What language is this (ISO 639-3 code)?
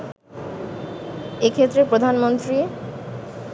ben